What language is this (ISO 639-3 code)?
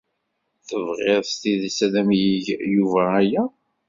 kab